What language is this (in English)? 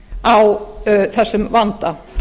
Icelandic